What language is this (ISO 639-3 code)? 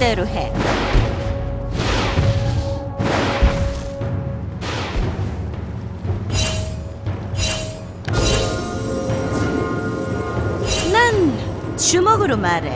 kor